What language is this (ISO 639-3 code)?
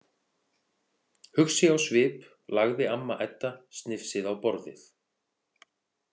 isl